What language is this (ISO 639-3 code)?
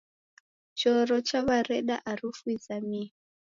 dav